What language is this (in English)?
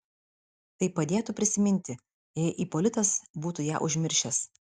Lithuanian